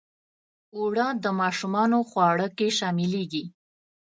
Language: Pashto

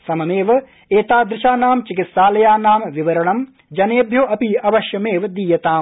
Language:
Sanskrit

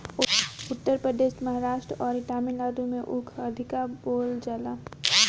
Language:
Bhojpuri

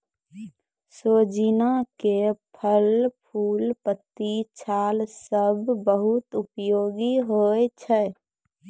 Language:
Maithili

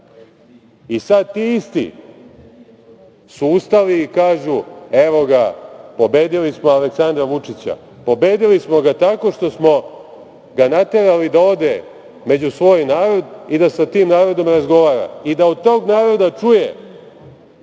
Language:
Serbian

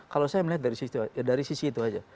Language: Indonesian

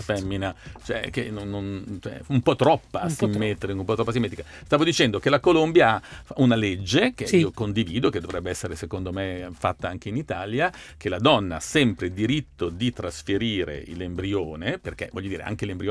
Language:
Italian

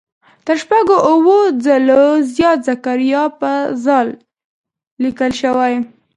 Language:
Pashto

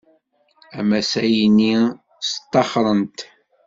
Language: Kabyle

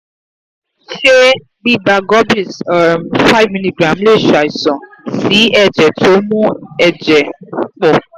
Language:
Yoruba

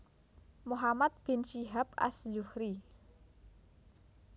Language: Javanese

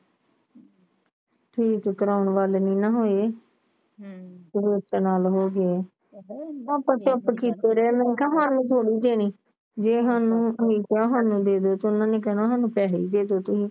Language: Punjabi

